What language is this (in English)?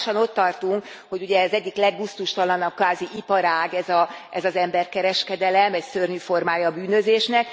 Hungarian